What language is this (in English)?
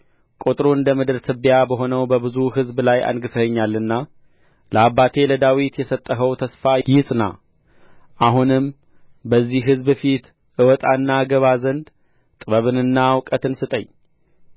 Amharic